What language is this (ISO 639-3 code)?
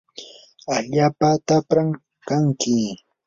qur